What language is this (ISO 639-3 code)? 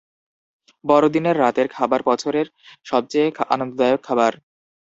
ben